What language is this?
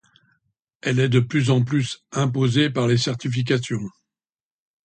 French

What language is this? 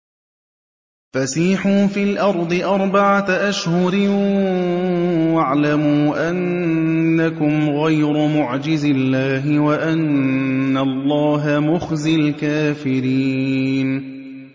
Arabic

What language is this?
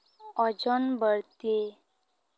Santali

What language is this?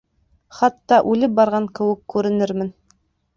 Bashkir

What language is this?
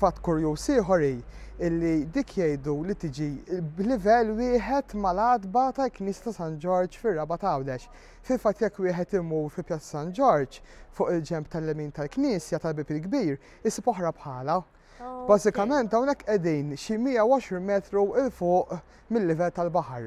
Arabic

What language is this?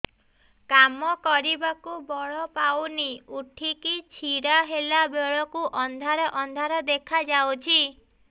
Odia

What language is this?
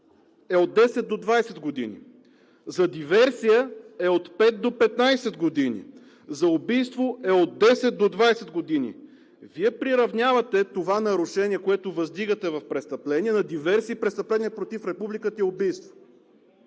Bulgarian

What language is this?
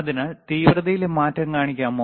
Malayalam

